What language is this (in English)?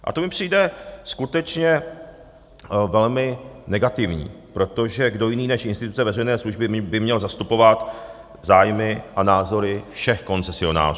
Czech